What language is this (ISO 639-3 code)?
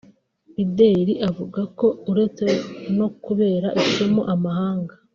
kin